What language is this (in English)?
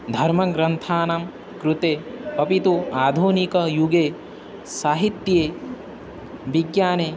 Sanskrit